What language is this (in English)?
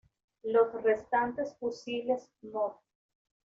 Spanish